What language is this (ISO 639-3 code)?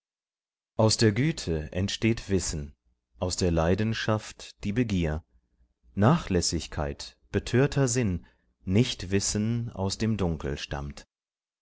deu